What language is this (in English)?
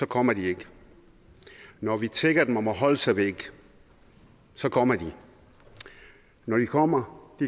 Danish